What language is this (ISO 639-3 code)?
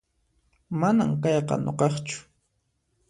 qxp